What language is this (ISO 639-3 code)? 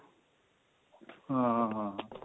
pan